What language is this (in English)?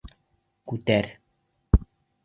Bashkir